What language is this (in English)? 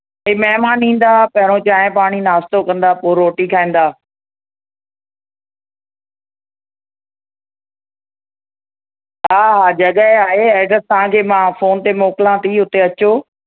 Sindhi